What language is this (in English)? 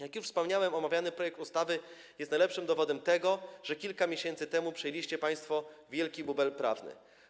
Polish